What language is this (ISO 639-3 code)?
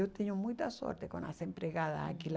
por